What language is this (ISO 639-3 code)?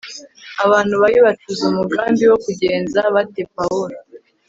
kin